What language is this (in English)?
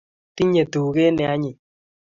Kalenjin